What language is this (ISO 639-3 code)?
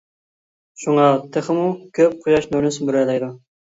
uig